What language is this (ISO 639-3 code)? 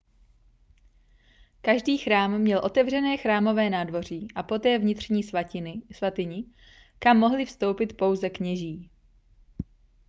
ces